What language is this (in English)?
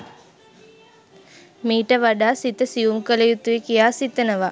Sinhala